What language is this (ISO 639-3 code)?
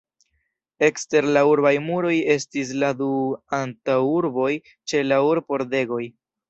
epo